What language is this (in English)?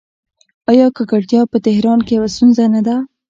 Pashto